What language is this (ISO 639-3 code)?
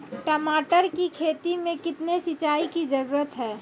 mai